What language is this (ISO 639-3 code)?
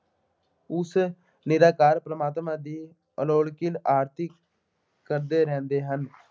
pan